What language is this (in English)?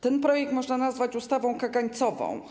Polish